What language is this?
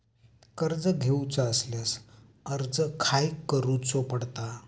Marathi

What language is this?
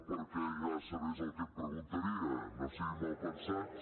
Catalan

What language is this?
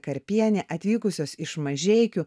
Lithuanian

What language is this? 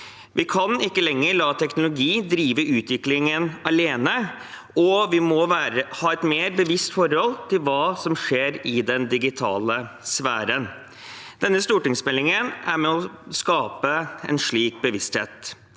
Norwegian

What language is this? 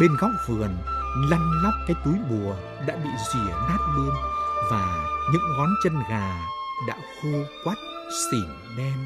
Vietnamese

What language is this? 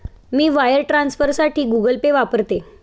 Marathi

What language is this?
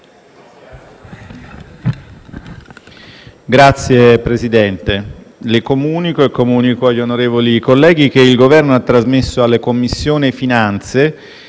Italian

